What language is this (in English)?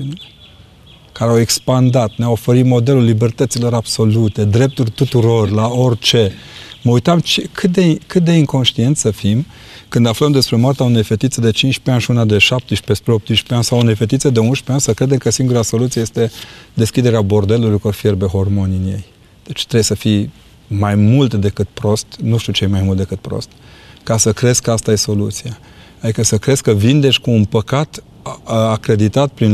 Romanian